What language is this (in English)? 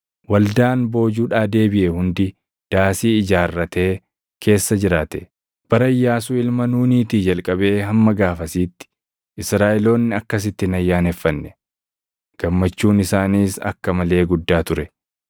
Oromo